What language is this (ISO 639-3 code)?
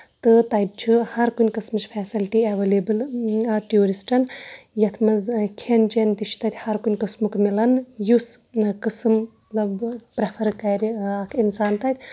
kas